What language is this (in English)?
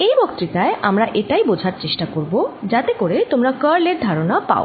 Bangla